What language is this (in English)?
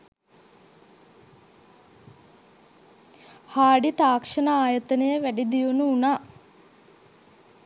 Sinhala